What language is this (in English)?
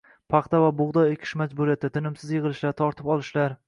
Uzbek